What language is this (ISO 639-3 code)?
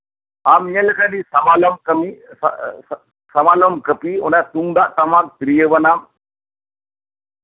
sat